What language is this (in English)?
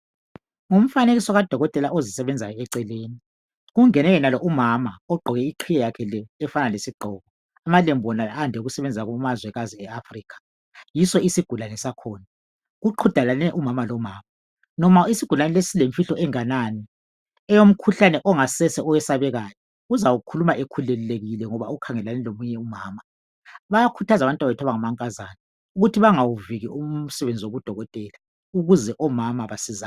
North Ndebele